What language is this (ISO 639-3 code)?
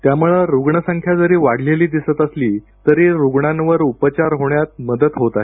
mar